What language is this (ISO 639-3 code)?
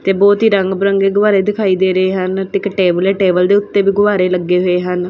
pan